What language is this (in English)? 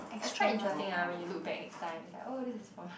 English